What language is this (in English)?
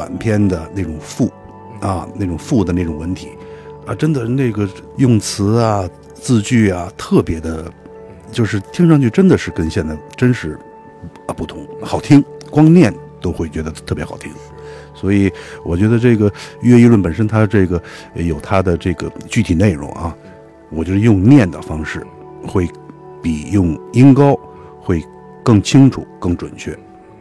Chinese